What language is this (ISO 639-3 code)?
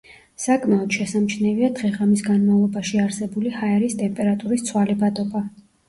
kat